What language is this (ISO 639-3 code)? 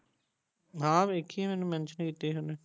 pan